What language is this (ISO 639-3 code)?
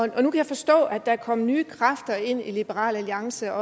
dan